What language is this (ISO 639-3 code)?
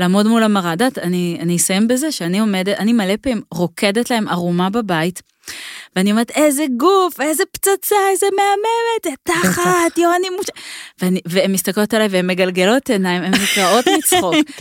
heb